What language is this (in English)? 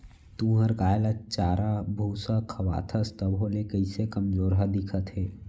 Chhattisgarhi